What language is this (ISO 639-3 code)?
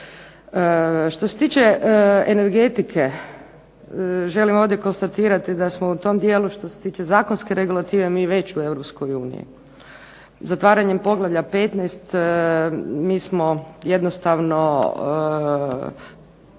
hrv